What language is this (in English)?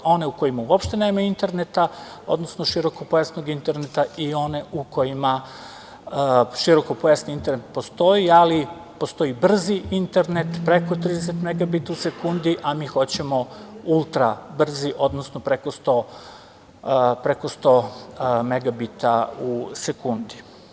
Serbian